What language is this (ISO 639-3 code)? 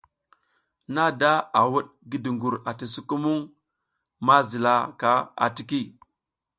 giz